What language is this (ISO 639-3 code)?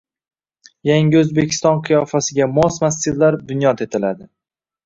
uzb